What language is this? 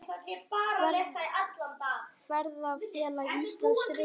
Icelandic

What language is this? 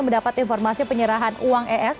Indonesian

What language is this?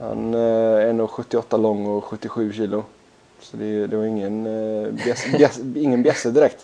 Swedish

